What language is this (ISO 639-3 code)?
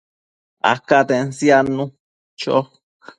mcf